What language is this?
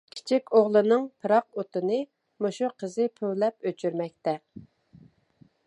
Uyghur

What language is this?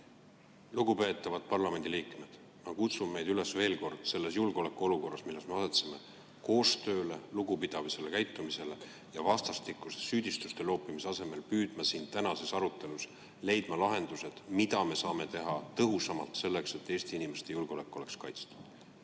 Estonian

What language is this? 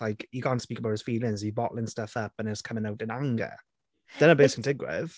Welsh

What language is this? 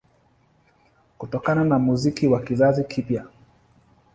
Swahili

